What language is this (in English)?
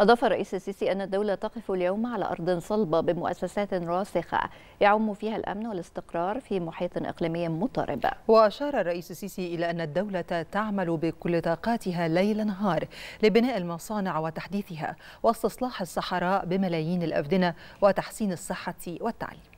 Arabic